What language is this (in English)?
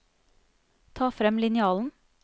Norwegian